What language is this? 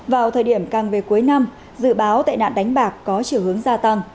Vietnamese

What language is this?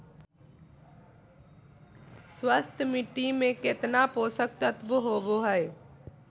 Magahi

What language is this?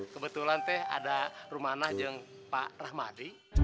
Indonesian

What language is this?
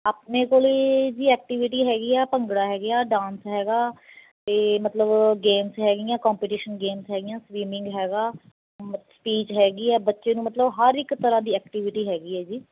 Punjabi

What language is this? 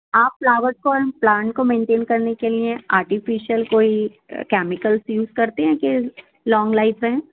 Urdu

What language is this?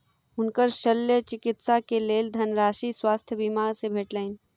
Maithili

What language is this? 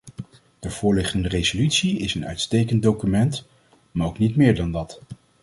Dutch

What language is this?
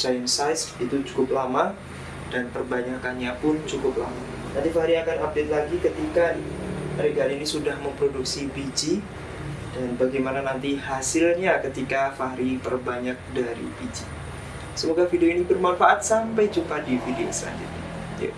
Indonesian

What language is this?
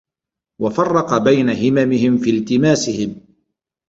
Arabic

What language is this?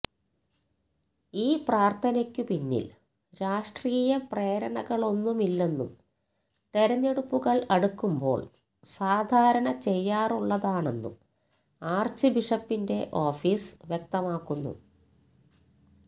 Malayalam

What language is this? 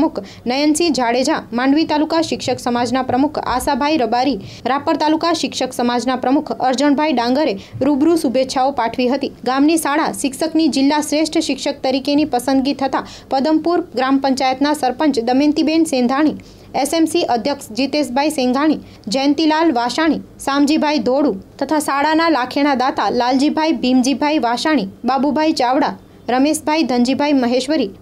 Hindi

